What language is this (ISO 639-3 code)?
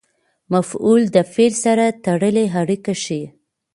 pus